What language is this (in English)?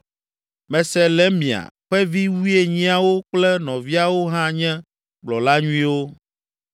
Ewe